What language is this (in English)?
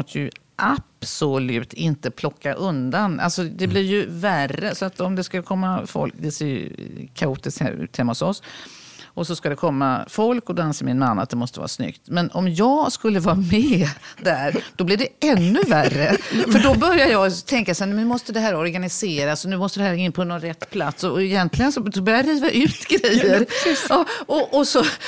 Swedish